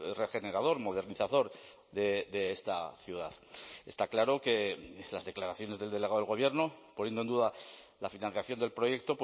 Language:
Spanish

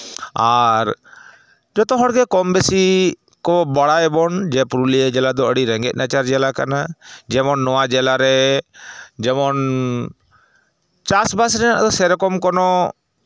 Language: Santali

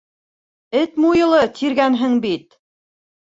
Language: Bashkir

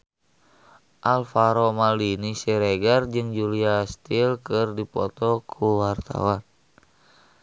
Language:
Sundanese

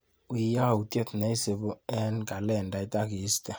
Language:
Kalenjin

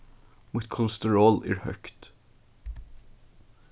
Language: Faroese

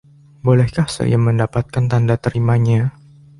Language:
Indonesian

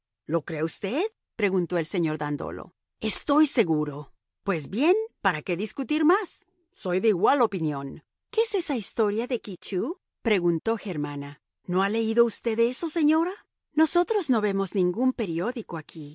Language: Spanish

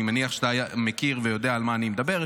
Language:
Hebrew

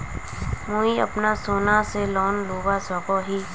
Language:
Magahi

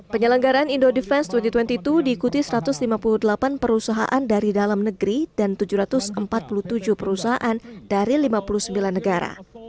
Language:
Indonesian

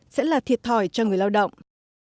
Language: Vietnamese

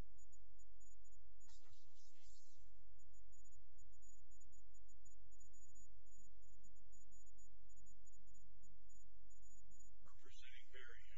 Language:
English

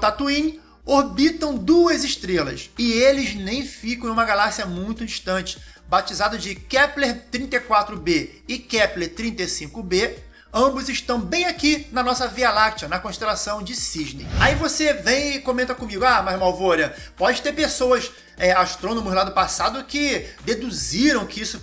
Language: Portuguese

